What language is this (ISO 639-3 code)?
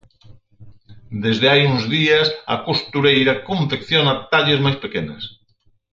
glg